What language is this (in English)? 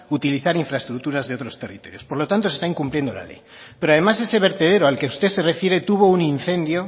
Spanish